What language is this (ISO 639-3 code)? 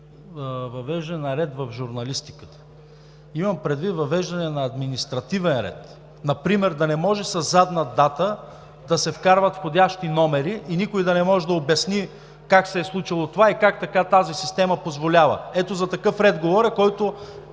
bul